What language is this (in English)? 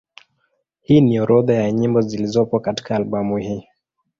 Swahili